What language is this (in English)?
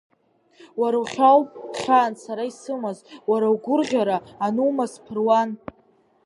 Abkhazian